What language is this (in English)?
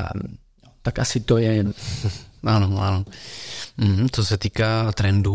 Czech